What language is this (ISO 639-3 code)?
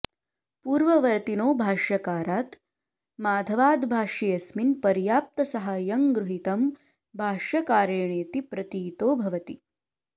san